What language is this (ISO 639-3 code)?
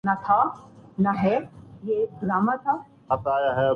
urd